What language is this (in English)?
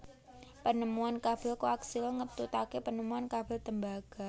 Javanese